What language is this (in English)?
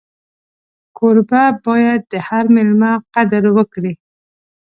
Pashto